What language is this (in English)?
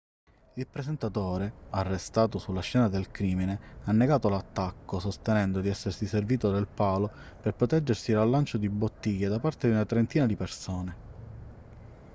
Italian